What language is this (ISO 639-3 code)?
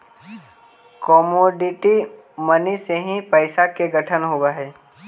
mag